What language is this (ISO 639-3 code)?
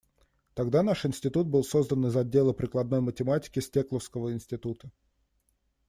rus